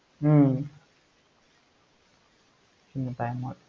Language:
Tamil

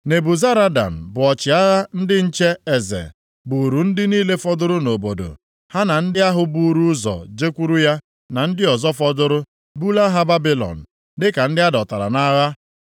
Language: Igbo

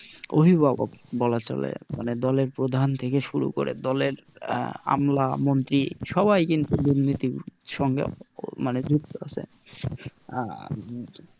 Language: Bangla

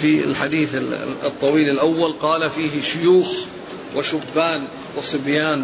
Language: Arabic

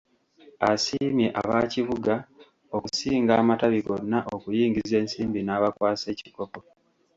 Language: Ganda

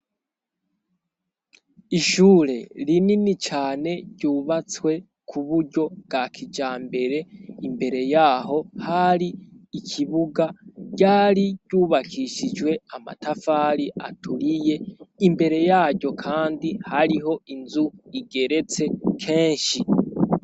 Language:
Rundi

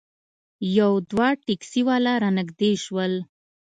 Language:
Pashto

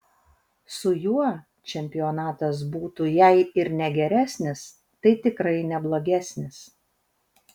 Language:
Lithuanian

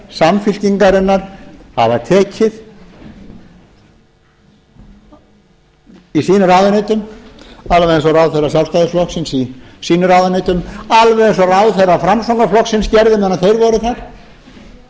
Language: Icelandic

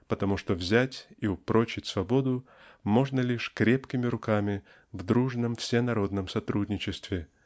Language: Russian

